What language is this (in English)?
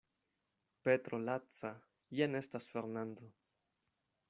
Esperanto